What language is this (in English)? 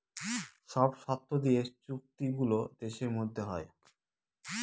Bangla